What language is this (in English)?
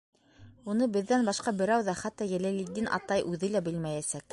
Bashkir